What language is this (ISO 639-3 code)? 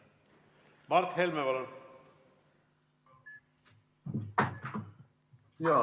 est